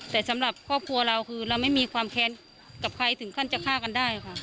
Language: Thai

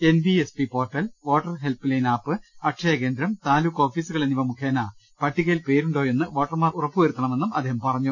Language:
Malayalam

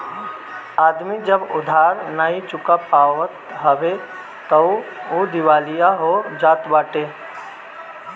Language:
Bhojpuri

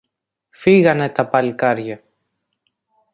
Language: Greek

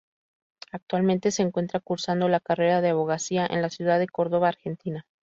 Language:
Spanish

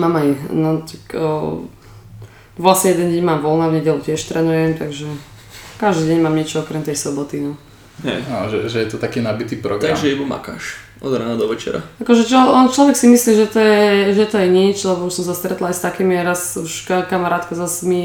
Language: Slovak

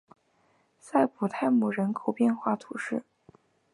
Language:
Chinese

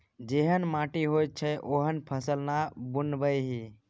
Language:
Maithili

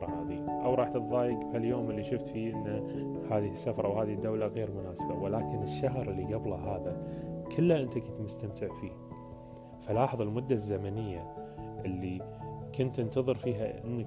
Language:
Arabic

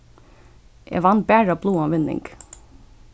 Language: Faroese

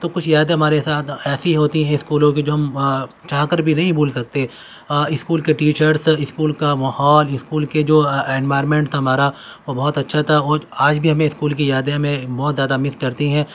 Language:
Urdu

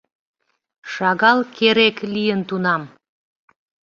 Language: Mari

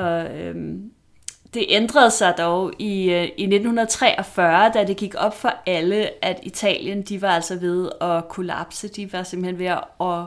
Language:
Danish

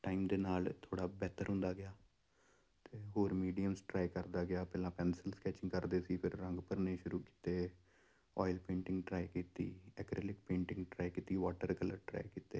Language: Punjabi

